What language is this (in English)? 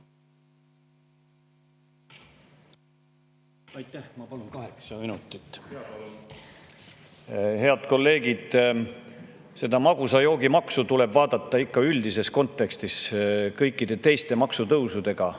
Estonian